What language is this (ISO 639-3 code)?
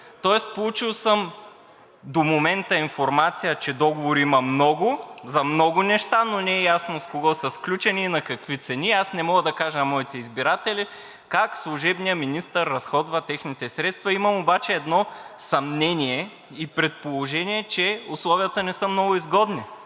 bul